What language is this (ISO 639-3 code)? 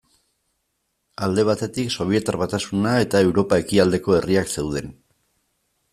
eus